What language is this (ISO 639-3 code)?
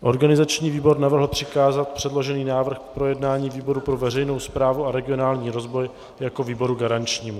ces